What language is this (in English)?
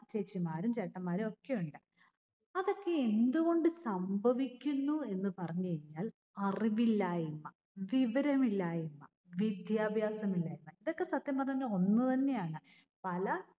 Malayalam